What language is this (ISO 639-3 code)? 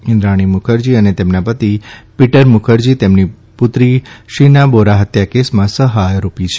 guj